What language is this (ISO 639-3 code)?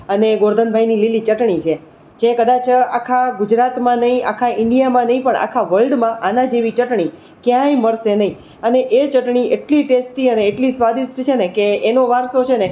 guj